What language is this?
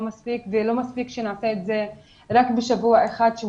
Hebrew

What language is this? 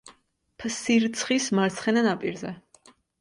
Georgian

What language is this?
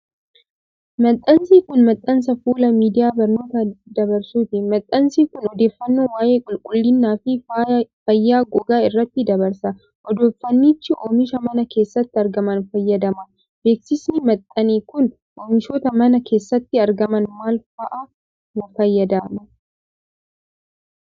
Oromo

